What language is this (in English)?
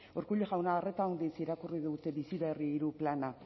Basque